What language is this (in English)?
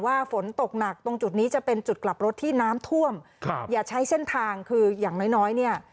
Thai